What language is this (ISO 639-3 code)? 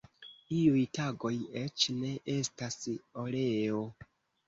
epo